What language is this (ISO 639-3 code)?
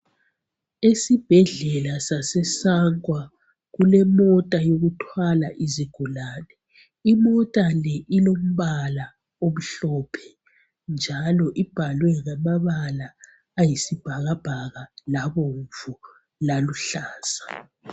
nde